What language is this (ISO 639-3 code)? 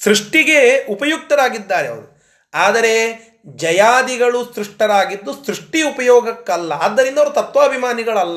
kan